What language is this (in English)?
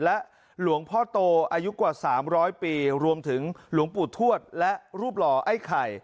Thai